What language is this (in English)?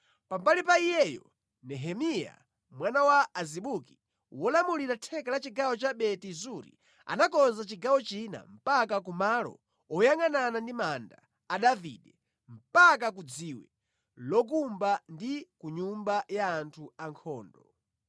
Nyanja